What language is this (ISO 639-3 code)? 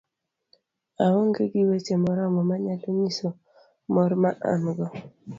luo